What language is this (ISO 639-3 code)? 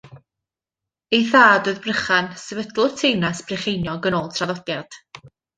cym